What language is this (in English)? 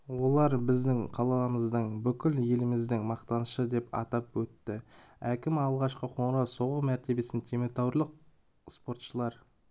Kazakh